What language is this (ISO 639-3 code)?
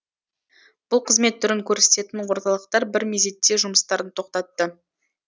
kaz